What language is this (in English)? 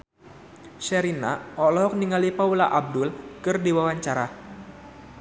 Sundanese